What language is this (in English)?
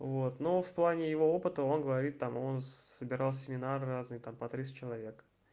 Russian